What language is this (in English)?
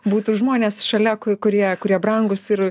Lithuanian